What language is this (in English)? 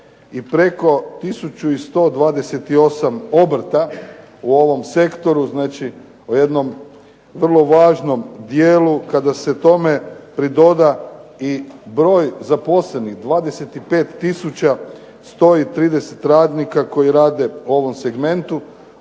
Croatian